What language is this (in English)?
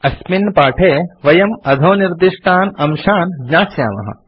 Sanskrit